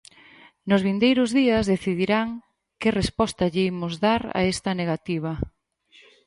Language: Galician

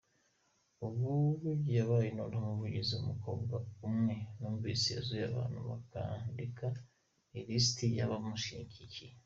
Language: Kinyarwanda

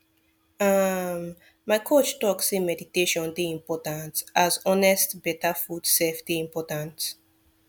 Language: Nigerian Pidgin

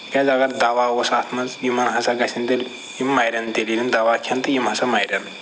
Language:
Kashmiri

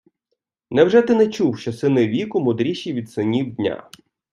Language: Ukrainian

